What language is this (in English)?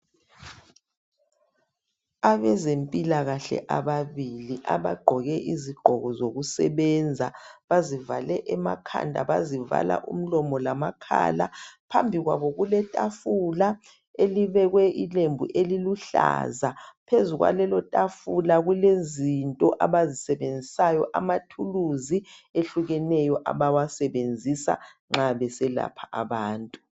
North Ndebele